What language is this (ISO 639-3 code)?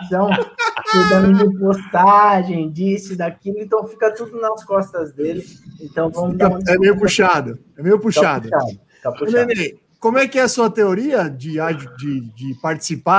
por